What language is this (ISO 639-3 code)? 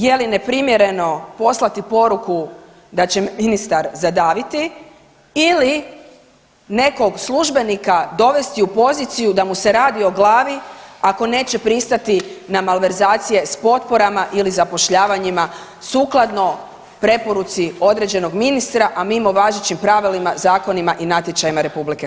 hrv